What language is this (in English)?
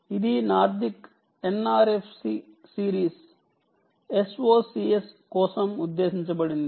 Telugu